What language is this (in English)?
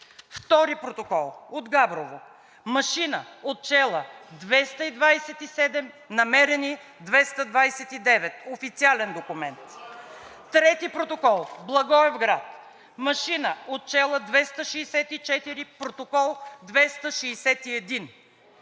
Bulgarian